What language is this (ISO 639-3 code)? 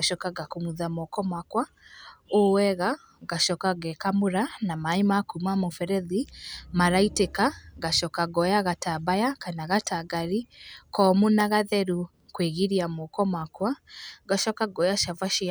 kik